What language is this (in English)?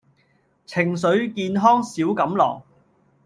Cantonese